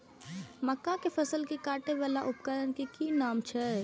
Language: Maithili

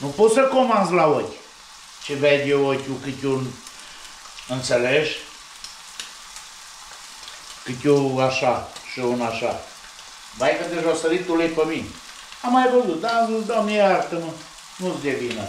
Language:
Romanian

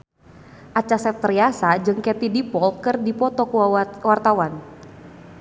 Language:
Sundanese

